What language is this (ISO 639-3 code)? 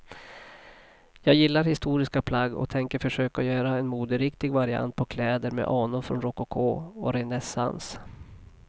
swe